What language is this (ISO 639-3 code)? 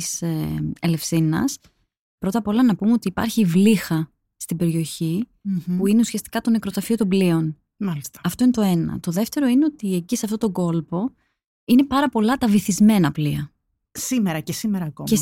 ell